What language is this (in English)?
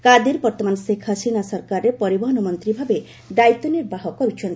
Odia